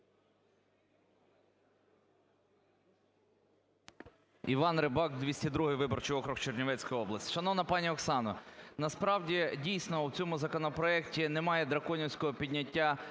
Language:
Ukrainian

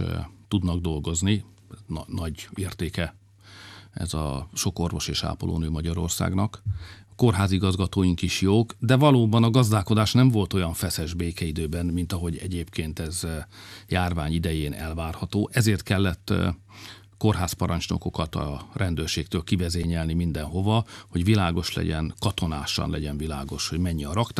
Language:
Hungarian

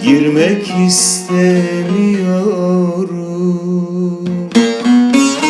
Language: Turkish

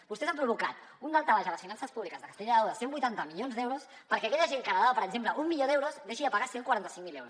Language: Catalan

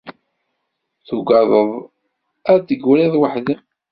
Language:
Kabyle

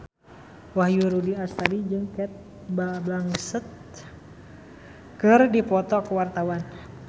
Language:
Sundanese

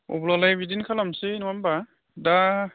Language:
Bodo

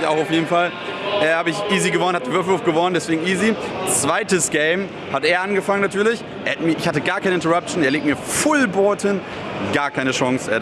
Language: German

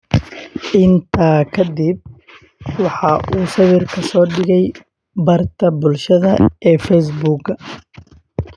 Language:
Somali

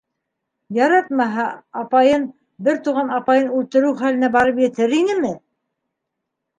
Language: Bashkir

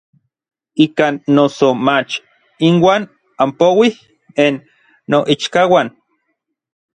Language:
Orizaba Nahuatl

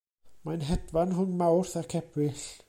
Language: Welsh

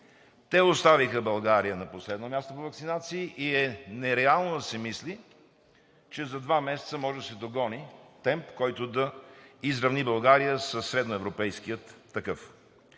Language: Bulgarian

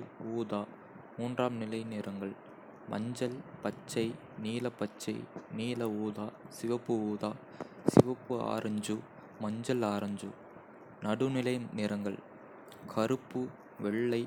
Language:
Kota (India)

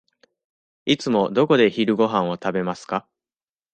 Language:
Japanese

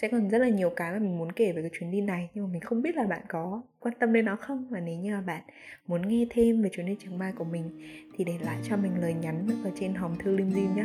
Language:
Vietnamese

